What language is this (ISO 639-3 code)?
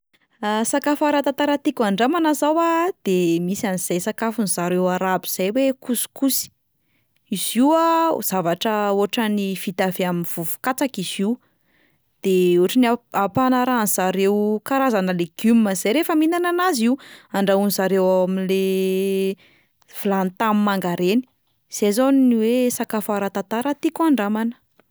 mlg